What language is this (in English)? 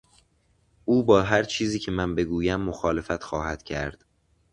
Persian